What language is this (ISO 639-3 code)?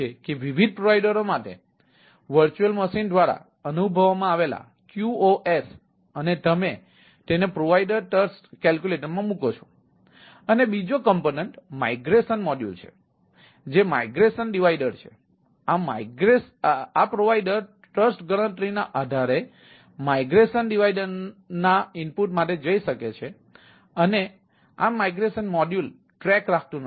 guj